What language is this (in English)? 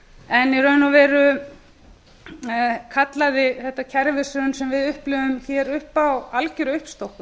Icelandic